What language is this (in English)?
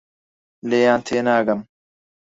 Central Kurdish